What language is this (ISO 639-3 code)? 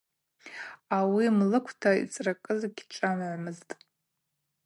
abq